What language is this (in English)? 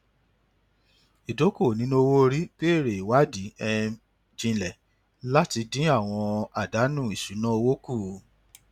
Yoruba